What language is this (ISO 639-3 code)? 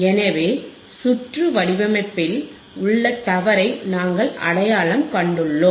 tam